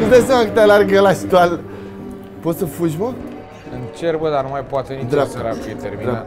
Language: Romanian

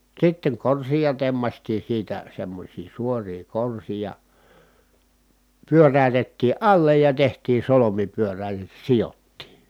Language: Finnish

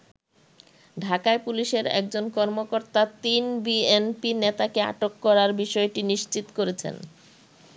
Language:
Bangla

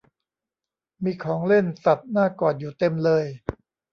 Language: Thai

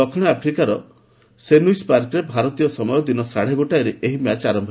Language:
Odia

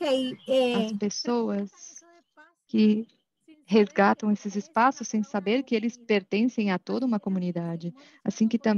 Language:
Portuguese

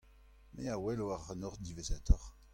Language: Breton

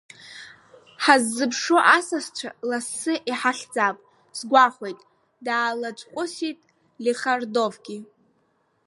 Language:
Abkhazian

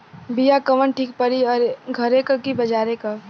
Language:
Bhojpuri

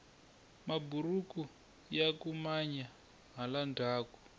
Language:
Tsonga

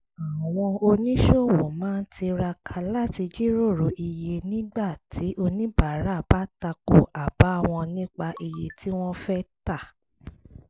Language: Yoruba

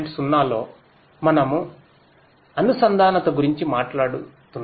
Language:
Telugu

